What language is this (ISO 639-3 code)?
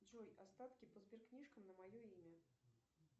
rus